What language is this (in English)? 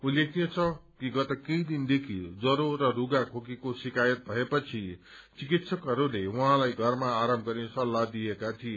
Nepali